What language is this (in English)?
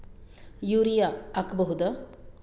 Kannada